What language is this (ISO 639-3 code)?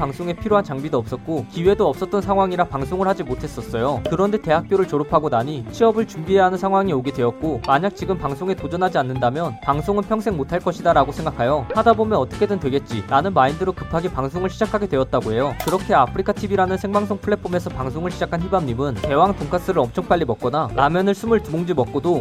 kor